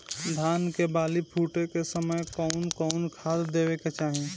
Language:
Bhojpuri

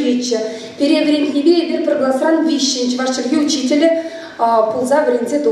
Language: Russian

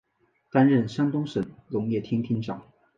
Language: Chinese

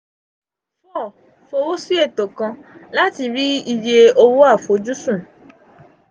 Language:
Yoruba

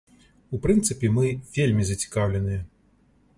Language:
Belarusian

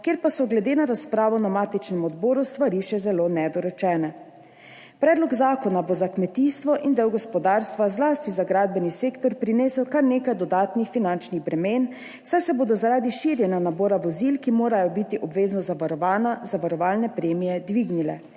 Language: Slovenian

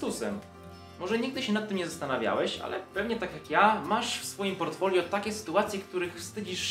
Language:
Polish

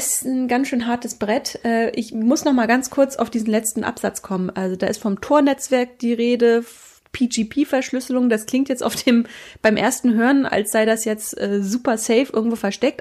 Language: German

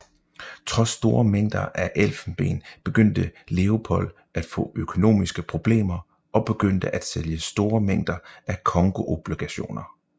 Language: Danish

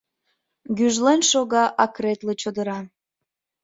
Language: Mari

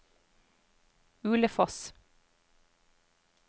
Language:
Norwegian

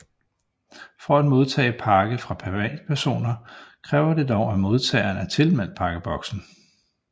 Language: Danish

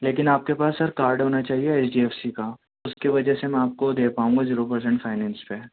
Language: Urdu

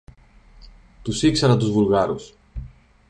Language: Greek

